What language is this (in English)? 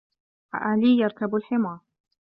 Arabic